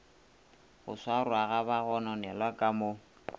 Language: Northern Sotho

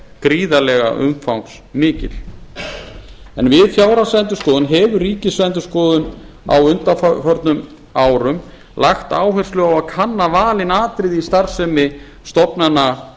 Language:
Icelandic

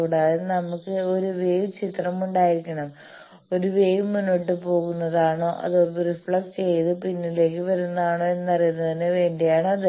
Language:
Malayalam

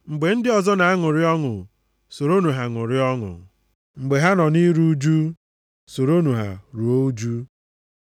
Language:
Igbo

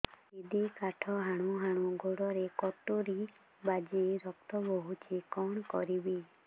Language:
Odia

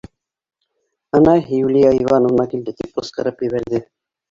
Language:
Bashkir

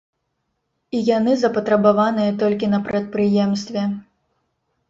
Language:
Belarusian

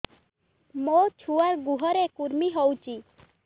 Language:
Odia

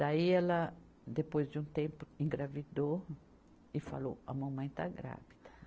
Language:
Portuguese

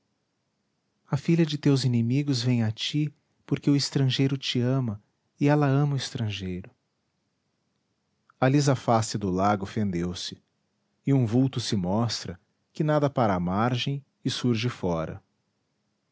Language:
Portuguese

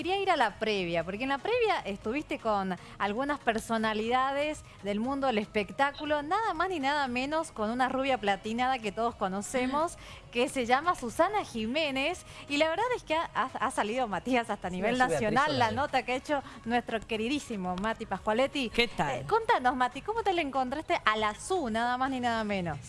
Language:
Spanish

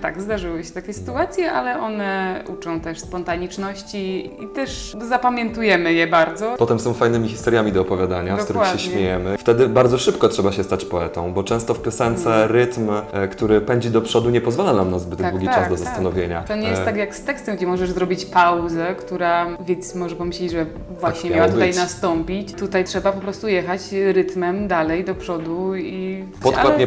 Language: Polish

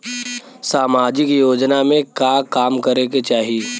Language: Bhojpuri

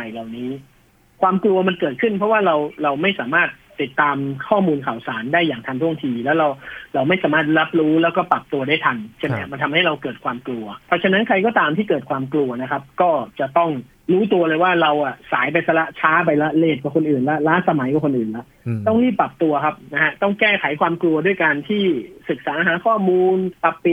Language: Thai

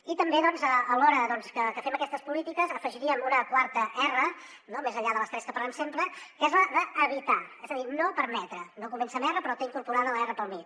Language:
Catalan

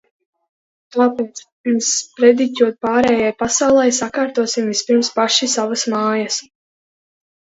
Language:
Latvian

